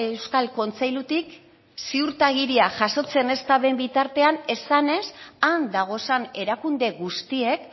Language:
Basque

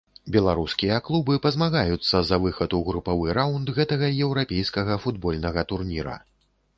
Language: Belarusian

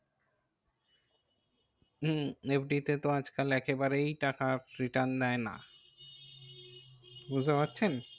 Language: Bangla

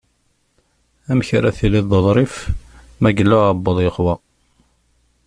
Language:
Kabyle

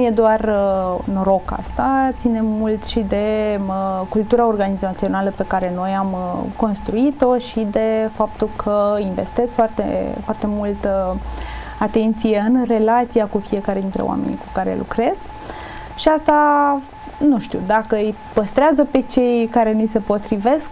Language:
Romanian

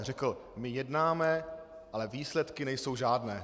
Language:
Czech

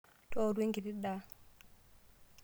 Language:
Masai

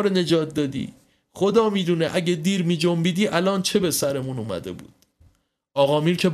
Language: Persian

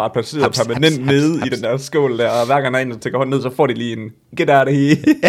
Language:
Danish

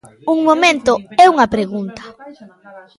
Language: Galician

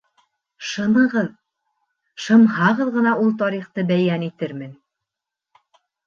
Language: Bashkir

